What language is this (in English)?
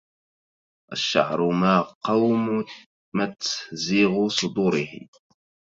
Arabic